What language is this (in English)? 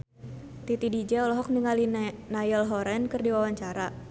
Sundanese